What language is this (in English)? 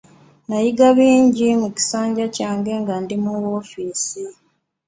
Ganda